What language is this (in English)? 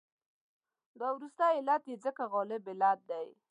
Pashto